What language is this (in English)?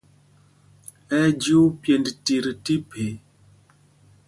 Mpumpong